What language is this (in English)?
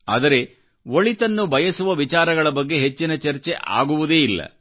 Kannada